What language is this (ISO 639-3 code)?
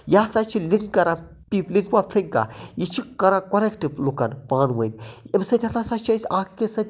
kas